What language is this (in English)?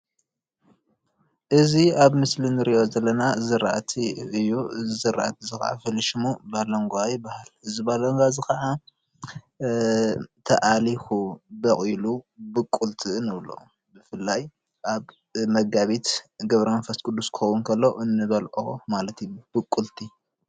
Tigrinya